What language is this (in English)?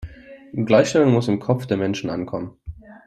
German